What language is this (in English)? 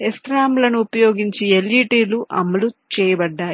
Telugu